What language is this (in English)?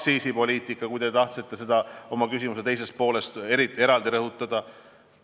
Estonian